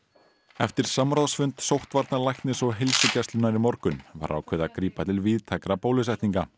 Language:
Icelandic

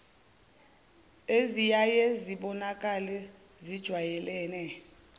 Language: Zulu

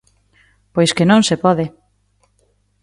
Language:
Galician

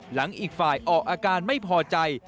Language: Thai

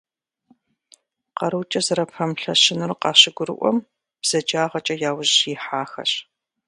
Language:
Kabardian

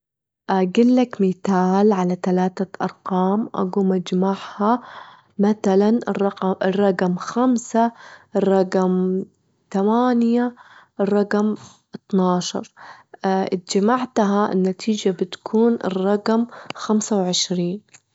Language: Gulf Arabic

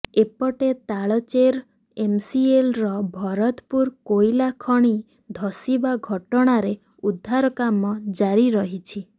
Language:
Odia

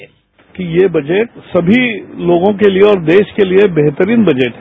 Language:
Hindi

